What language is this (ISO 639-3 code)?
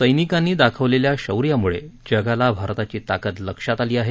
mar